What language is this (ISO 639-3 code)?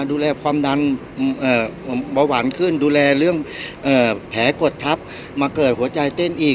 tha